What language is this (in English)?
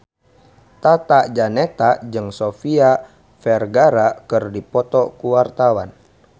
Sundanese